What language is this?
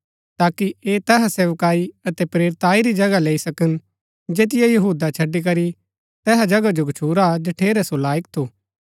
Gaddi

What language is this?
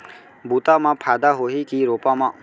Chhattisgarhi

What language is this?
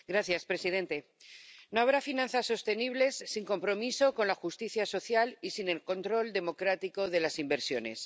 Spanish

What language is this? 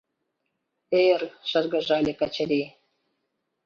Mari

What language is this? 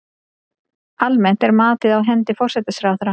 Icelandic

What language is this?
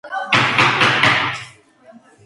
Georgian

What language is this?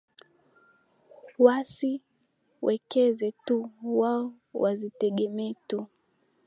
Swahili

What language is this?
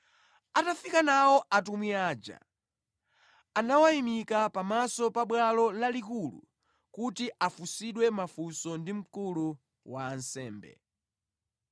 Nyanja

